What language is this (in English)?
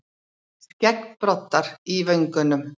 Icelandic